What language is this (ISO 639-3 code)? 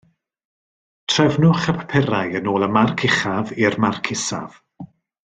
cym